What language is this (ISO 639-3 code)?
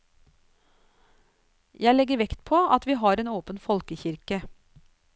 nor